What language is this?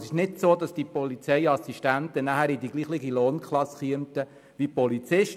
Swiss German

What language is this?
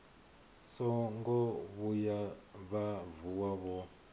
Venda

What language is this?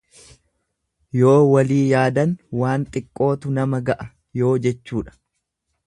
Oromo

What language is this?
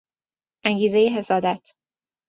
Persian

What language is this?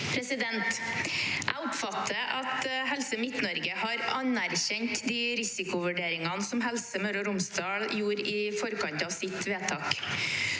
Norwegian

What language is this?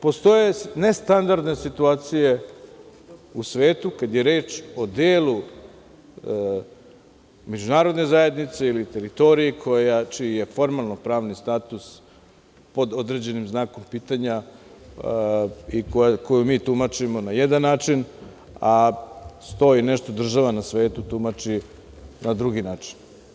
Serbian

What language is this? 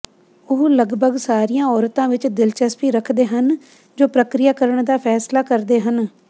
Punjabi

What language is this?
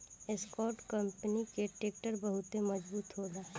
Bhojpuri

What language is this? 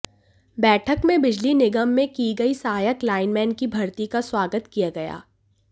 Hindi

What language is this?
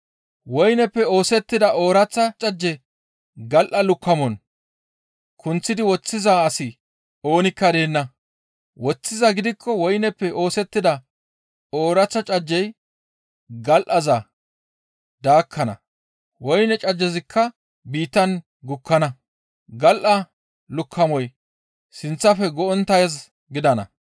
Gamo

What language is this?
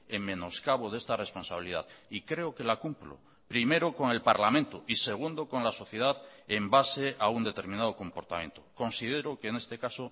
Spanish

